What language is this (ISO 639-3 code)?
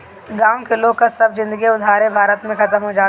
bho